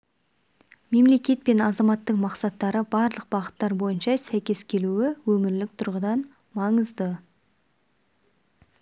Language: Kazakh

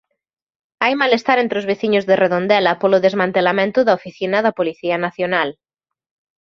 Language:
Galician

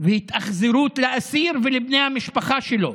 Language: Hebrew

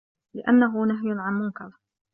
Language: Arabic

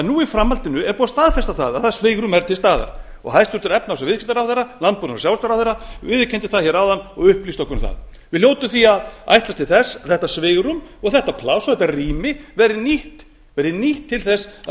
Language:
Icelandic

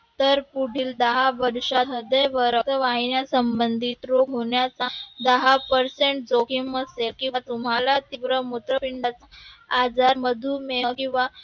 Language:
Marathi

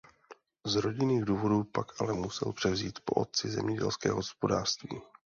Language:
Czech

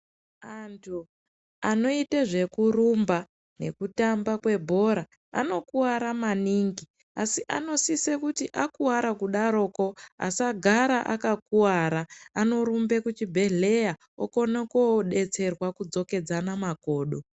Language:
Ndau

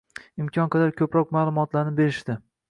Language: Uzbek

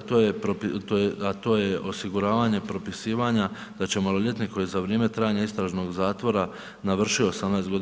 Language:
Croatian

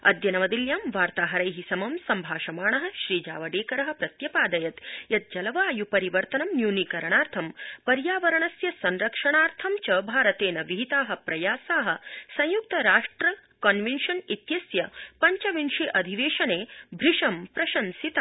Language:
Sanskrit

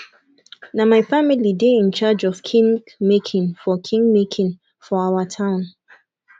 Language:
Nigerian Pidgin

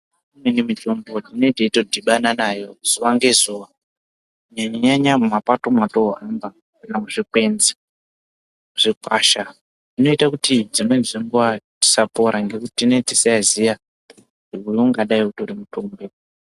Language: Ndau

